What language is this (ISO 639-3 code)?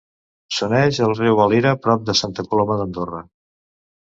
cat